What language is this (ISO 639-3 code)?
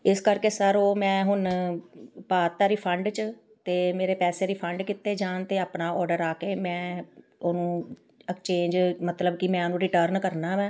pan